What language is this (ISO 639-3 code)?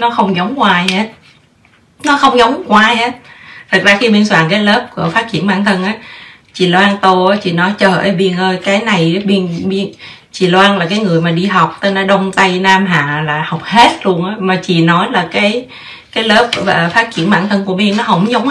vie